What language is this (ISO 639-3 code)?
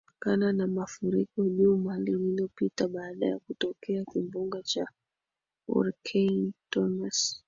swa